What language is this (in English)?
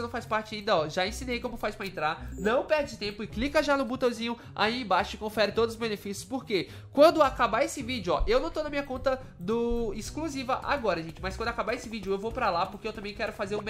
Portuguese